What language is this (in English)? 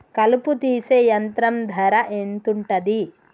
Telugu